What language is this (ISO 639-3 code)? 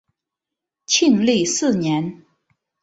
zho